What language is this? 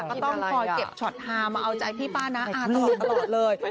Thai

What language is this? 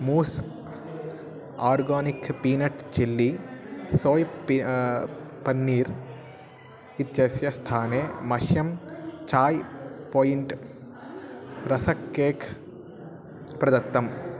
Sanskrit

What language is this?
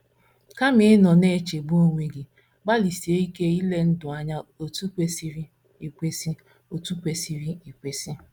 Igbo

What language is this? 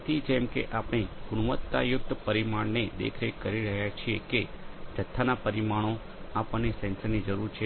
Gujarati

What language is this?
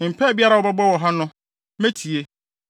Akan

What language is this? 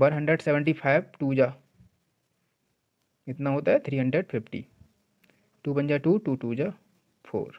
Hindi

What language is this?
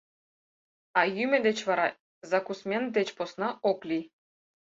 Mari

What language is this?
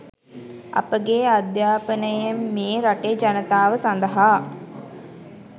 Sinhala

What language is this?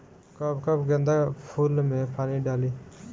Bhojpuri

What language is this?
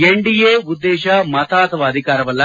Kannada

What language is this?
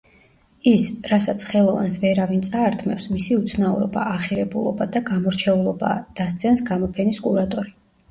Georgian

